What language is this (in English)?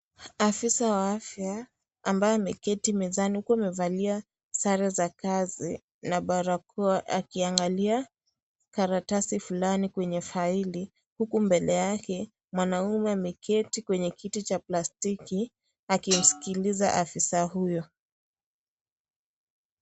Swahili